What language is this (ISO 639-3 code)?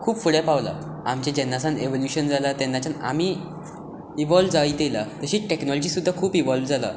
kok